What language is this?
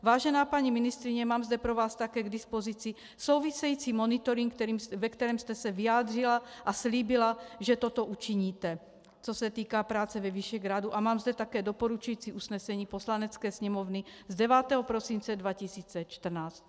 Czech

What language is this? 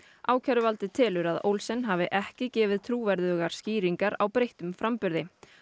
Icelandic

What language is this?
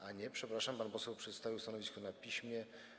Polish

